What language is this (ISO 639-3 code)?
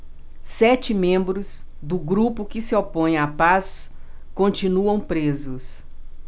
por